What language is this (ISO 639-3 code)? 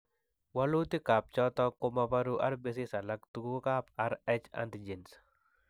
kln